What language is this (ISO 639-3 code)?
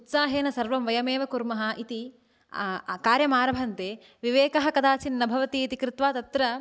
san